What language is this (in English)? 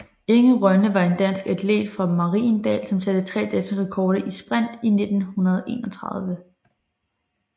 Danish